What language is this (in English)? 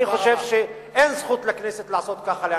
Hebrew